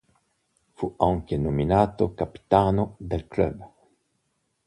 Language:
Italian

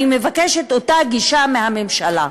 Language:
Hebrew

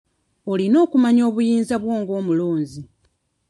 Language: Ganda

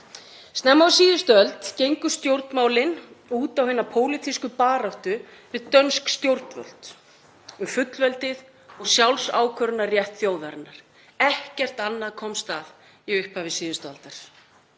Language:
Icelandic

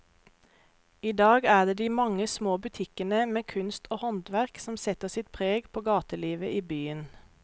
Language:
Norwegian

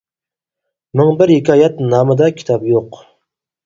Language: Uyghur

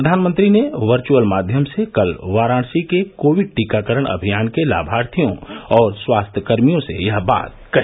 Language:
Hindi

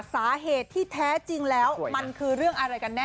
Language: Thai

